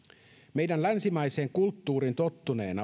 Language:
Finnish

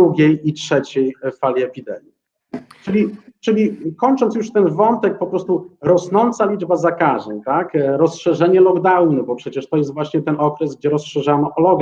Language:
Polish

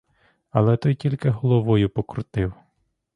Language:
Ukrainian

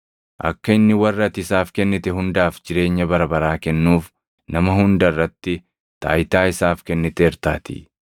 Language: Oromo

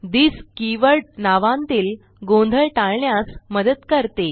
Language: Marathi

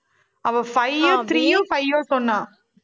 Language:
Tamil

